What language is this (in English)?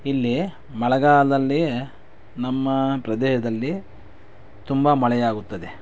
Kannada